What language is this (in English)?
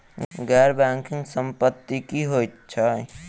Maithili